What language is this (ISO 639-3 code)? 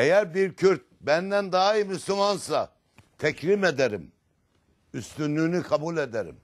tur